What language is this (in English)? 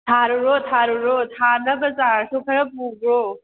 Manipuri